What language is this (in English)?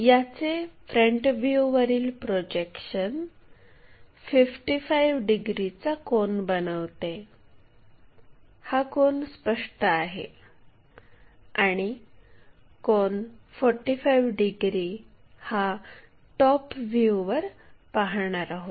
Marathi